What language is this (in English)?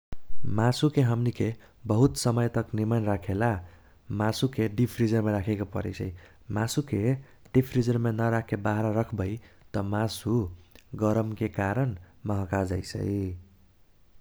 Kochila Tharu